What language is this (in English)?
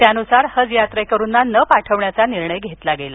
Marathi